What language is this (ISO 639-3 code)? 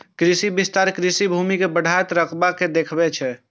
mai